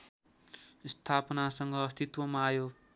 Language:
Nepali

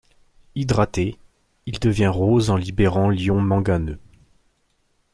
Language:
French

